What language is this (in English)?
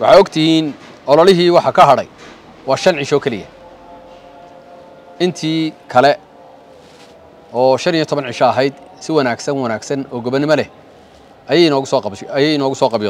Arabic